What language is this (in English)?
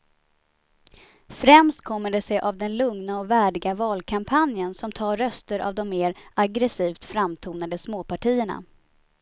Swedish